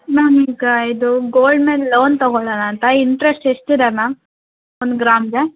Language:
Kannada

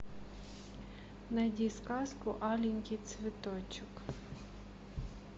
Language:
Russian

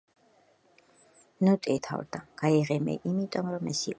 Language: Georgian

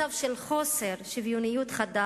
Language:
Hebrew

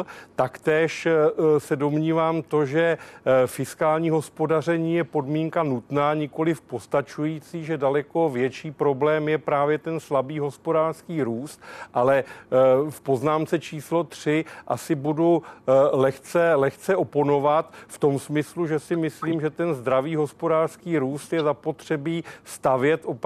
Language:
Czech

